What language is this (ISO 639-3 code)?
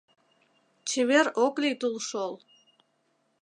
chm